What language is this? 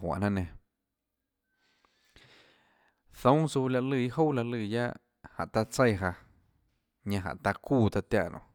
Tlacoatzintepec Chinantec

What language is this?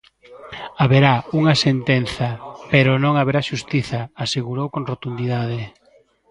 Galician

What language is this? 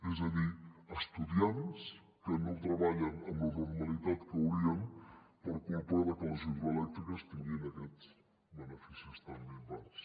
Catalan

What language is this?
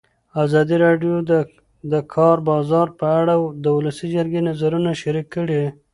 Pashto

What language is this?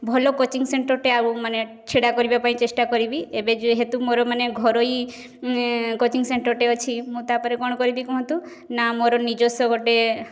Odia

